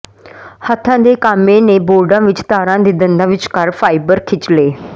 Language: Punjabi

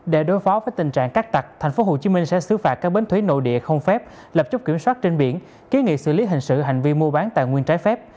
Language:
Vietnamese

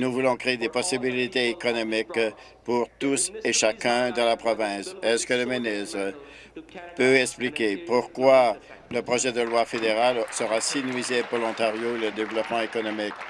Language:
French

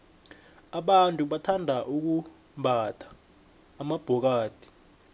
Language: South Ndebele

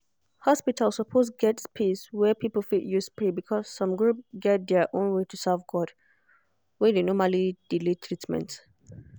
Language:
Nigerian Pidgin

